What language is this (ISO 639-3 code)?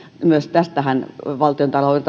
fin